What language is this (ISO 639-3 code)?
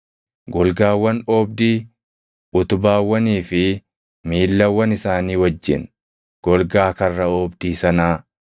orm